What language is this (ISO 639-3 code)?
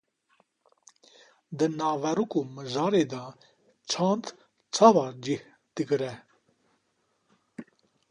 kur